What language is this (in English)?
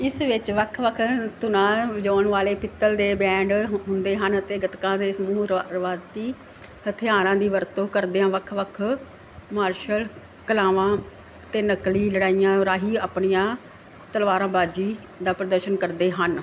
Punjabi